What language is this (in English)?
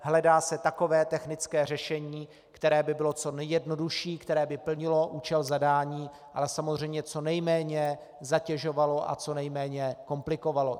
Czech